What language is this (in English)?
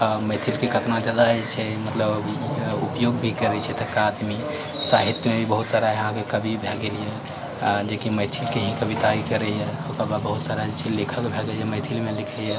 Maithili